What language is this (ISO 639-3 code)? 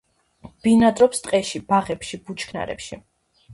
kat